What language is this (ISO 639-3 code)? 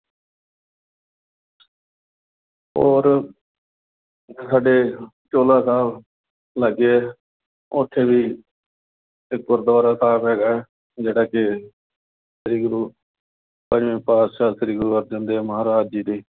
pan